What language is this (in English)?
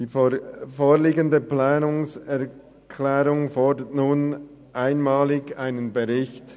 Swiss German